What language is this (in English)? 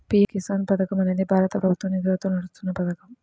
Telugu